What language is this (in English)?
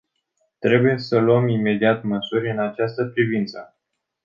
Romanian